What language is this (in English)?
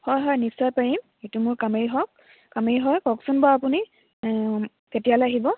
Assamese